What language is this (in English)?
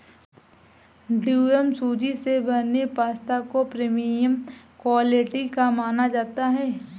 Hindi